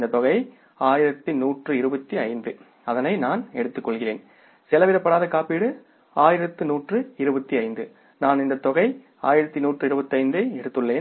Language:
Tamil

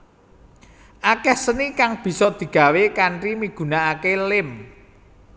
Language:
Javanese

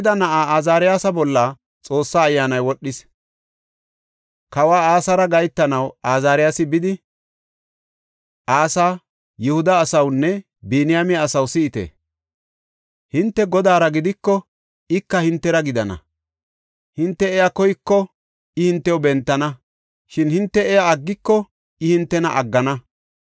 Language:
Gofa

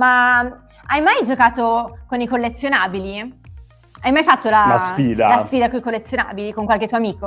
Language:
Italian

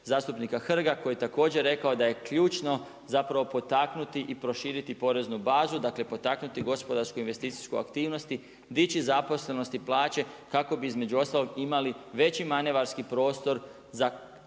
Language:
Croatian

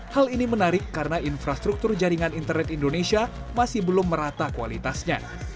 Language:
Indonesian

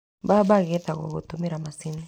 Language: Kikuyu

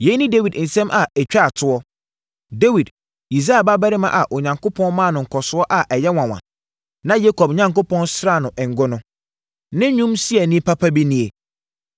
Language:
Akan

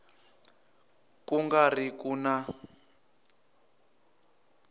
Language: Tsonga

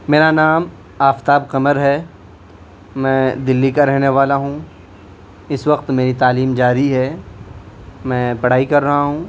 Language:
Urdu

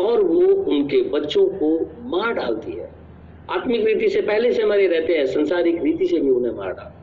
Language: Hindi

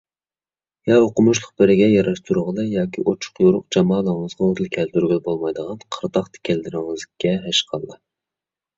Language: Uyghur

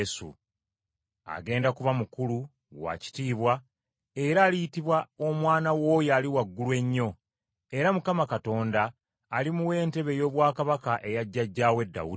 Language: Ganda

